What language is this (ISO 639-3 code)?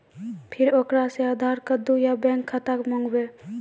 mai